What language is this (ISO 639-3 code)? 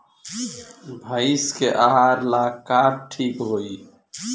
bho